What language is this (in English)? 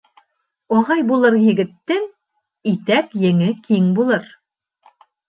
Bashkir